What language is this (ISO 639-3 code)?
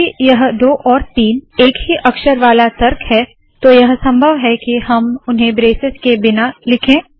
hin